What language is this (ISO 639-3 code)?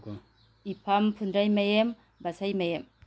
mni